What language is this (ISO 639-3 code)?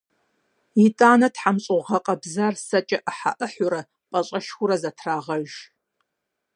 kbd